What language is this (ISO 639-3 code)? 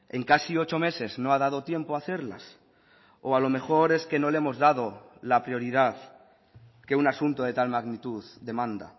spa